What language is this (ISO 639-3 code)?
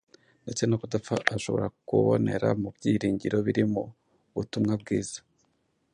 kin